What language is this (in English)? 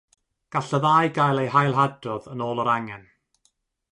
Welsh